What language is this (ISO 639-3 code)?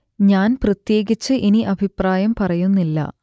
mal